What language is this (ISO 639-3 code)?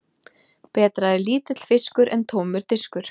isl